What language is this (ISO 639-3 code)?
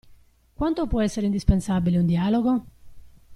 ita